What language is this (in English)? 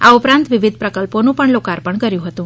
Gujarati